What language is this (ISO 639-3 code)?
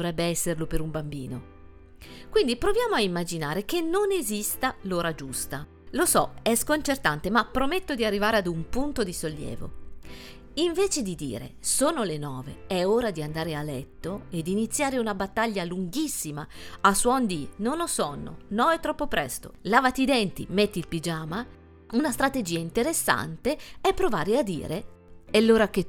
ita